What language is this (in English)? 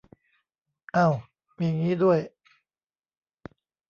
Thai